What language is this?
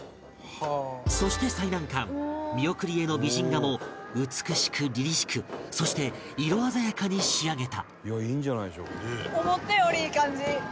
Japanese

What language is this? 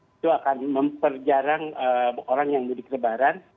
Indonesian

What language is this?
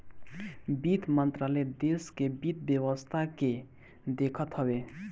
Bhojpuri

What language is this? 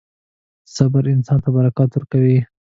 Pashto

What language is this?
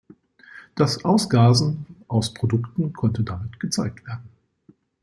German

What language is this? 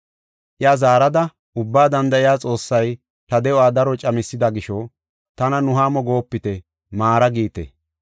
Gofa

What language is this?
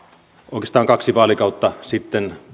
Finnish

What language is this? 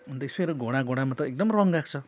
Nepali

